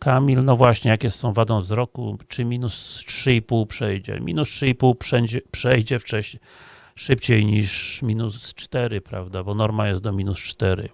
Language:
Polish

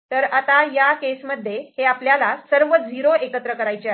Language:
Marathi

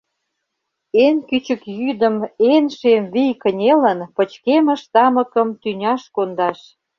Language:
Mari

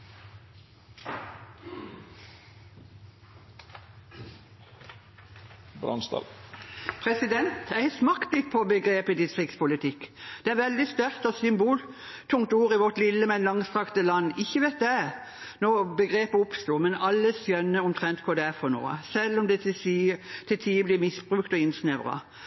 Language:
Norwegian Bokmål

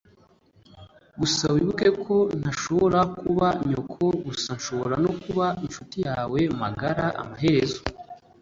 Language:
Kinyarwanda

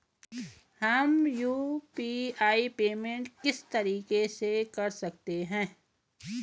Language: Hindi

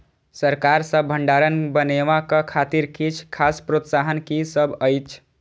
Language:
Maithili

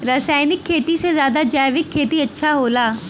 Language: Bhojpuri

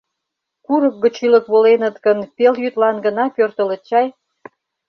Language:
Mari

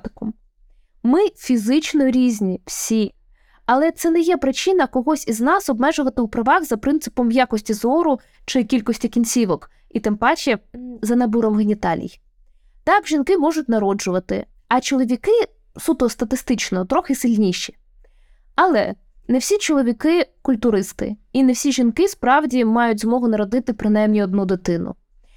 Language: Ukrainian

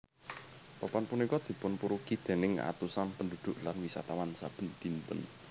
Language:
Javanese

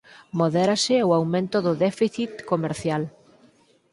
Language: Galician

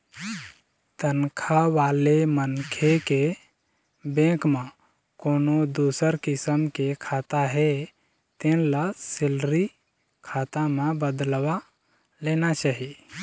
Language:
Chhattisgarhi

